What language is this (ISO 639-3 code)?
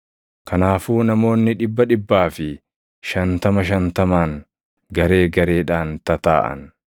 orm